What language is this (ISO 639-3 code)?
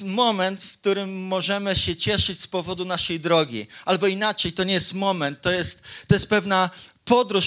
pol